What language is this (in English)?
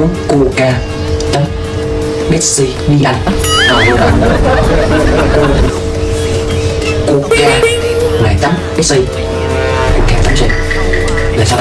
Vietnamese